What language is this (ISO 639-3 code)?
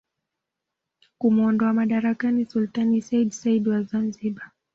swa